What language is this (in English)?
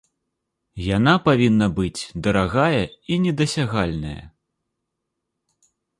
Belarusian